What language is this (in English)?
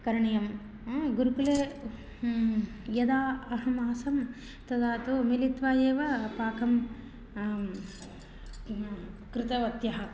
Sanskrit